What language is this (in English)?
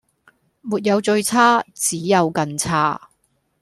Cantonese